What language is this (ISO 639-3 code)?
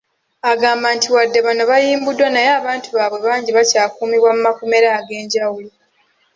lug